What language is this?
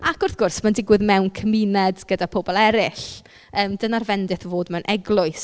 Welsh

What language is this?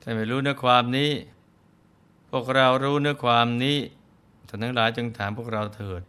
Thai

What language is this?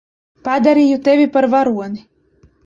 Latvian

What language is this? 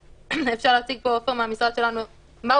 Hebrew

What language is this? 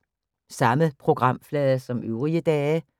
Danish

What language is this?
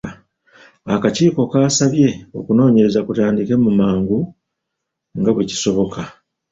Ganda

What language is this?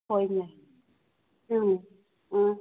Manipuri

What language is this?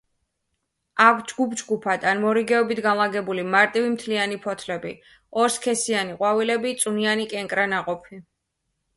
Georgian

